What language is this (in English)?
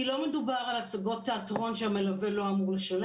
Hebrew